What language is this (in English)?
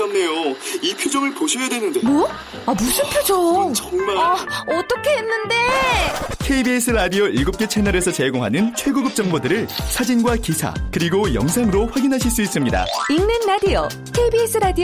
Korean